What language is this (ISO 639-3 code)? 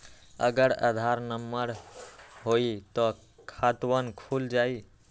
mag